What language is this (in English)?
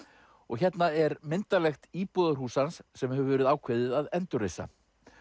Icelandic